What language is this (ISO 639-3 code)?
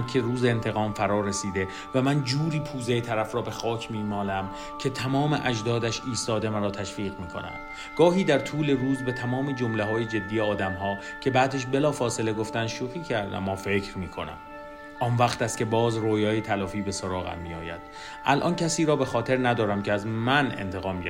fas